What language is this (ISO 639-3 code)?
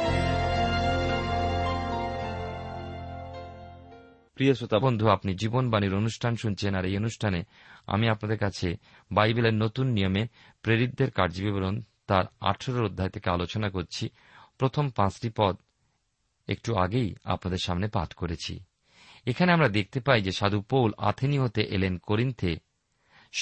ben